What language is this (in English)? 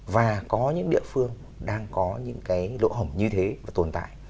Vietnamese